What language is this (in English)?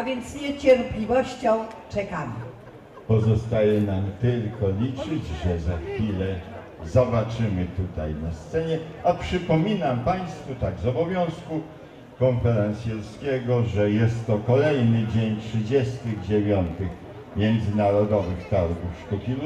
Polish